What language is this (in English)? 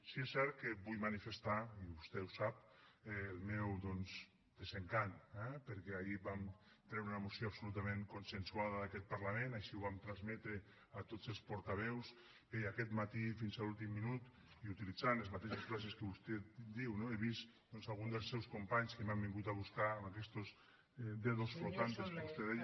Catalan